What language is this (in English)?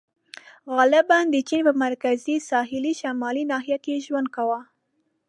Pashto